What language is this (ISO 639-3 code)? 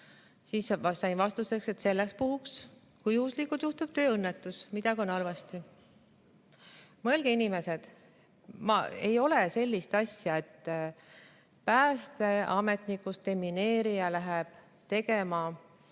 est